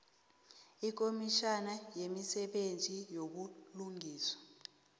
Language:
South Ndebele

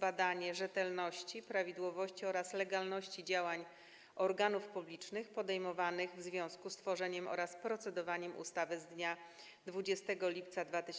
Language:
Polish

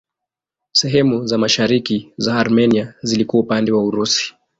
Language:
Swahili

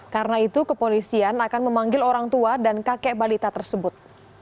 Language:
Indonesian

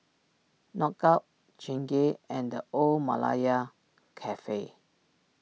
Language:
English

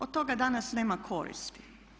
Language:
Croatian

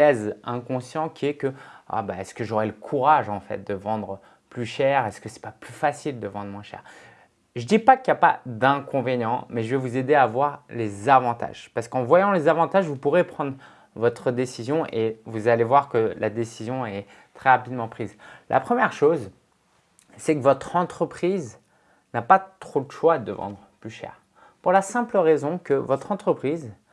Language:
French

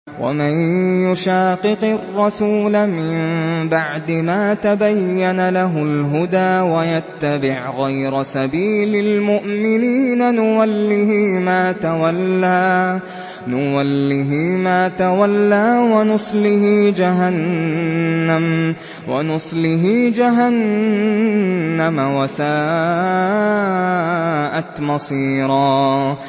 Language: Arabic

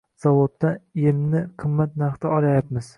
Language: Uzbek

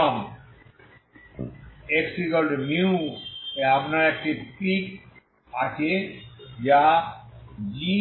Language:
Bangla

